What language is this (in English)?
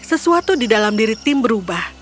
Indonesian